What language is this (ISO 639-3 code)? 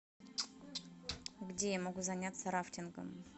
rus